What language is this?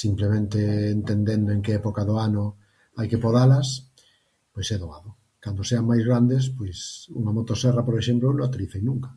Galician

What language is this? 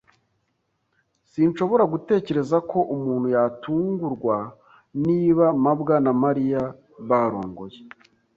Kinyarwanda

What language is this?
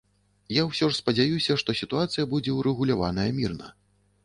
Belarusian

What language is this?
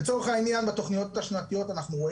Hebrew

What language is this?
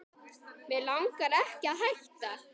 Icelandic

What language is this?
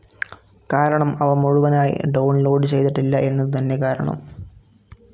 Malayalam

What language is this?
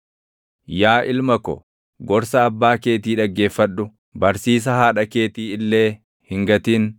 Oromo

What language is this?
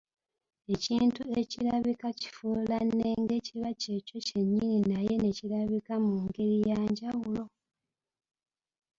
Ganda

